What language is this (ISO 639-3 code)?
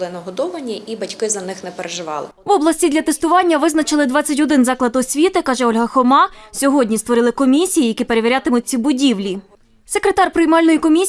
ukr